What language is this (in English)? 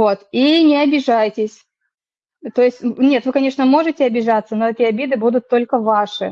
Russian